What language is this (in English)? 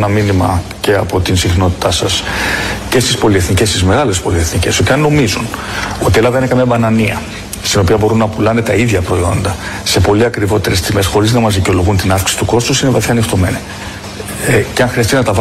Greek